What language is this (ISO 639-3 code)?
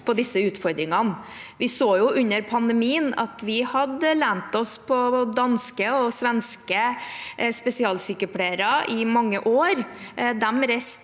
nor